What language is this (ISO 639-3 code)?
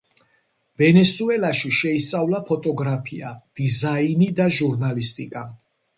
kat